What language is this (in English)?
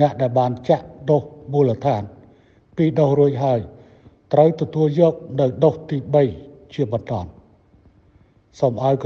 Thai